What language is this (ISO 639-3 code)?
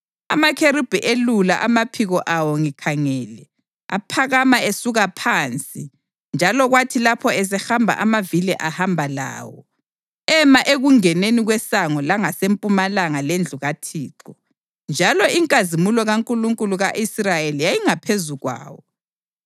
nde